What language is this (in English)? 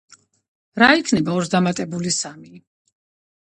Georgian